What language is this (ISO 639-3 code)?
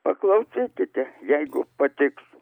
lit